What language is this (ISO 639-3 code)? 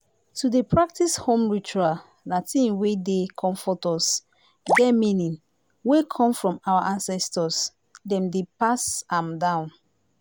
pcm